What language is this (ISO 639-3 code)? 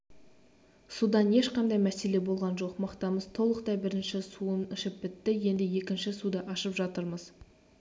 kaz